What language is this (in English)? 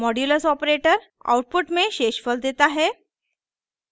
Hindi